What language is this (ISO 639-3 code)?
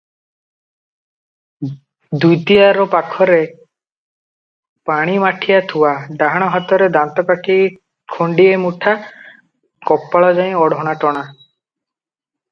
ori